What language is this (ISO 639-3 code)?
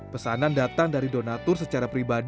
ind